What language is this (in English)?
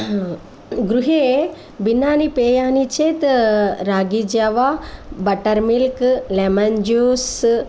Sanskrit